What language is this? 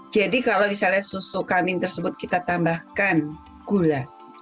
Indonesian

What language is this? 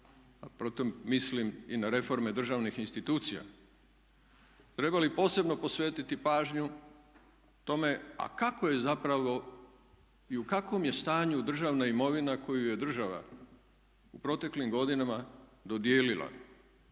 Croatian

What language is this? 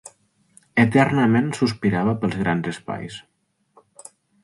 Catalan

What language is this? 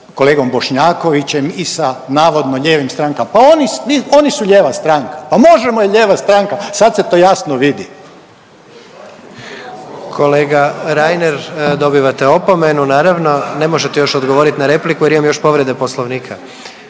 Croatian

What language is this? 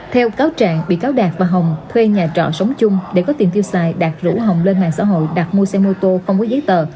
Vietnamese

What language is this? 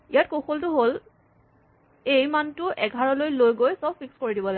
Assamese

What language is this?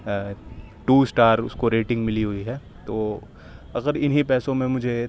Urdu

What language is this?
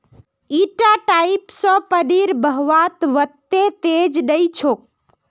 Magahi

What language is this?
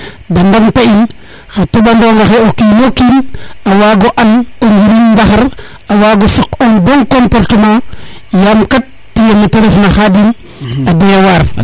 Serer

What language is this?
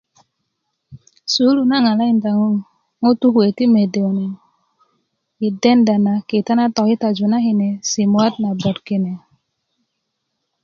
Kuku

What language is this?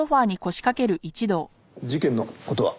Japanese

